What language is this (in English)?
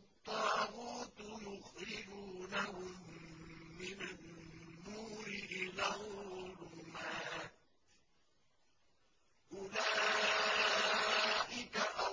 Arabic